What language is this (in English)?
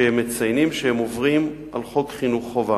Hebrew